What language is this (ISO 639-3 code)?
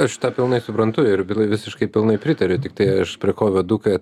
lit